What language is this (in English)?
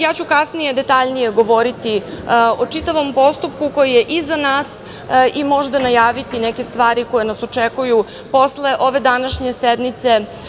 Serbian